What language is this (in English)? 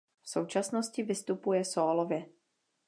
Czech